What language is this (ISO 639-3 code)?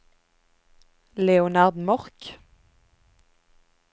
nor